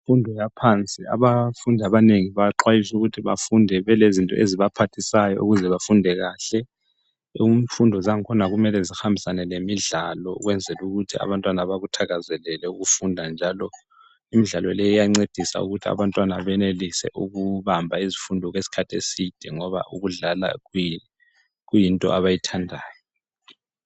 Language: North Ndebele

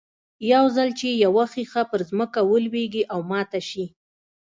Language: Pashto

